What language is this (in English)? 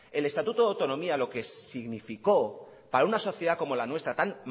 Spanish